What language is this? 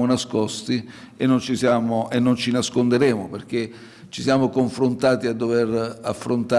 Italian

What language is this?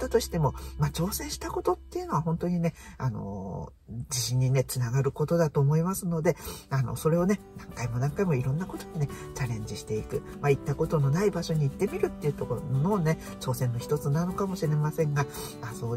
Japanese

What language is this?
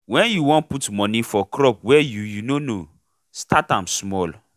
Nigerian Pidgin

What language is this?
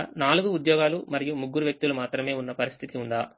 Telugu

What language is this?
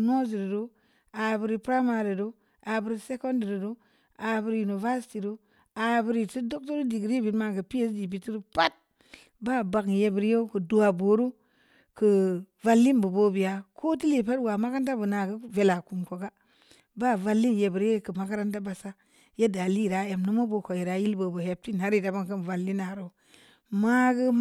Samba Leko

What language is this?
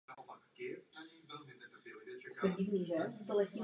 Czech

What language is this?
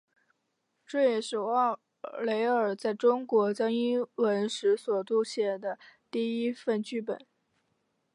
Chinese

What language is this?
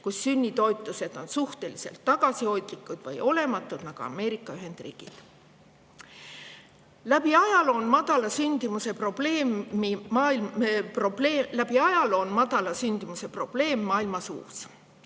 Estonian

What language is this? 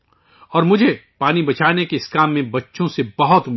Urdu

